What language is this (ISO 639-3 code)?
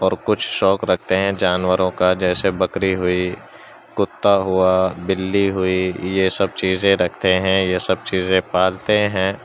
urd